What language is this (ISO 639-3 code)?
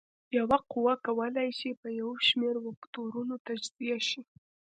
pus